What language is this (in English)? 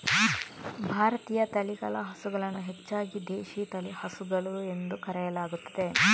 Kannada